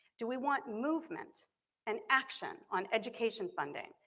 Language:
English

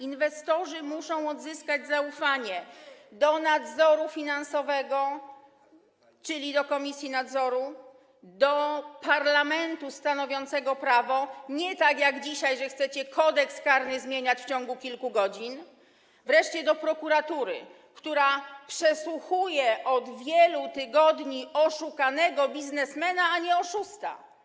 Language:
Polish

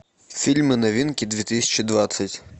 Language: Russian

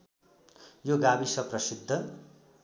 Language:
Nepali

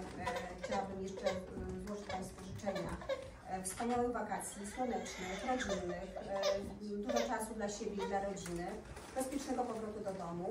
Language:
Polish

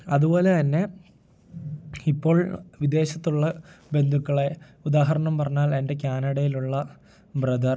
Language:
Malayalam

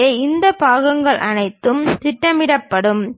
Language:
Tamil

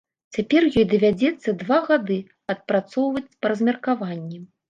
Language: Belarusian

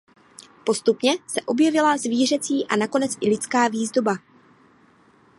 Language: Czech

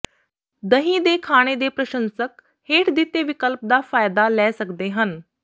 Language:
Punjabi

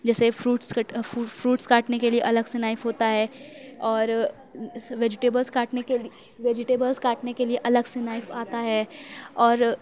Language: Urdu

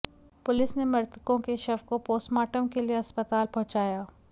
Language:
Hindi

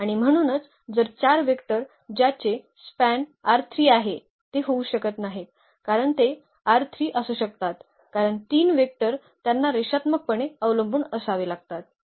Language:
Marathi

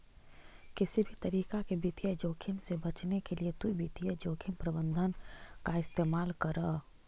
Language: Magahi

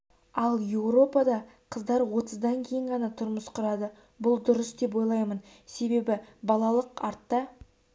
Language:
Kazakh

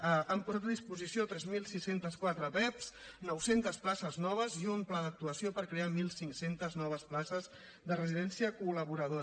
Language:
Catalan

